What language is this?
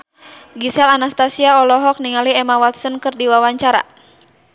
Sundanese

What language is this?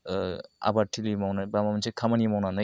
Bodo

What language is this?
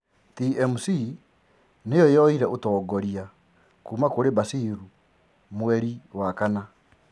Kikuyu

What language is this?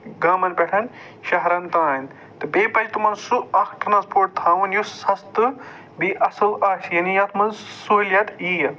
Kashmiri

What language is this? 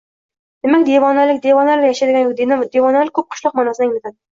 Uzbek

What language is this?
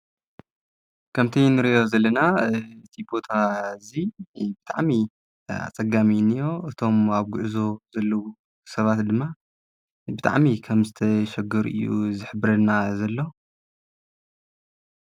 Tigrinya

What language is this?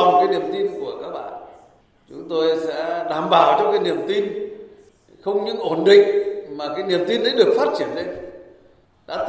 Vietnamese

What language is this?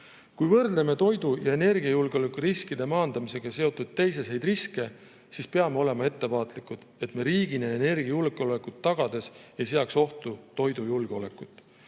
Estonian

